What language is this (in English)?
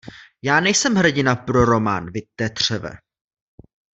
Czech